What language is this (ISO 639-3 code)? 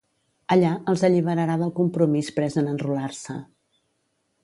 cat